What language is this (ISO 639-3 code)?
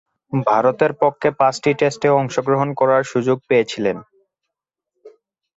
ben